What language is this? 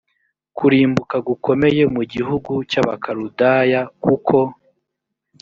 Kinyarwanda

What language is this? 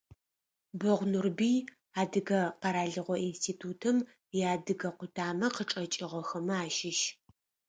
Adyghe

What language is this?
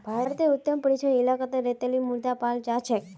Magahi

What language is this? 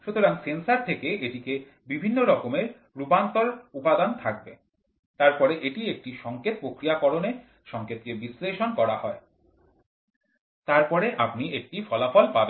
Bangla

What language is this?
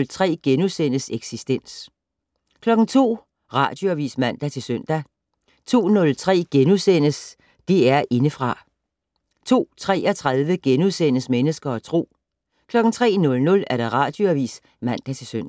Danish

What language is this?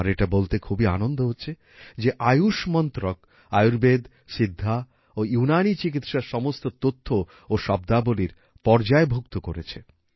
Bangla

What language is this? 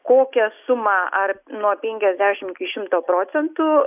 Lithuanian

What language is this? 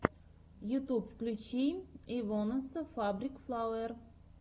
Russian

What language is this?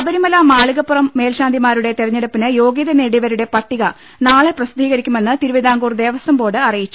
Malayalam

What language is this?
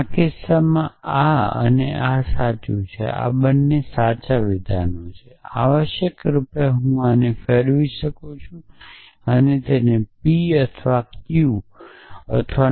Gujarati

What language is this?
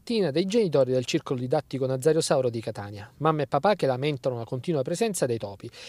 Italian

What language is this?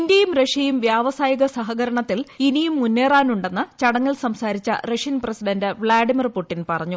Malayalam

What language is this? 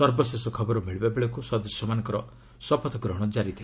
Odia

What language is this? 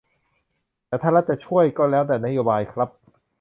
Thai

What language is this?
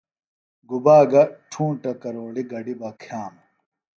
Phalura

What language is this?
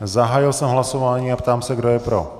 Czech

